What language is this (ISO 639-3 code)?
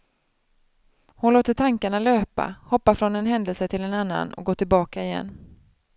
swe